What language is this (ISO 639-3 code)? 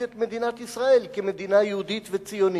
heb